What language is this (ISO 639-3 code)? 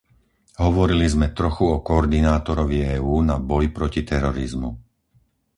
slk